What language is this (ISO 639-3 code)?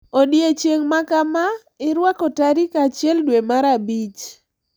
luo